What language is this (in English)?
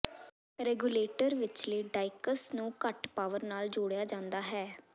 Punjabi